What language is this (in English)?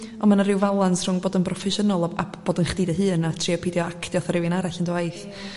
Welsh